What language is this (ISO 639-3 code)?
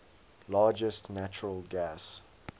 eng